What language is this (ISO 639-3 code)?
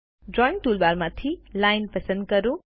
guj